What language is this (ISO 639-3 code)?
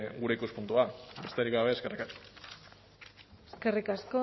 eus